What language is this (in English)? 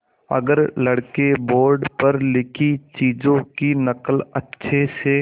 Hindi